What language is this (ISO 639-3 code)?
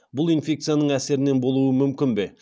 kaz